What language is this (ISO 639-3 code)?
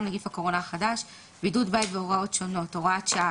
heb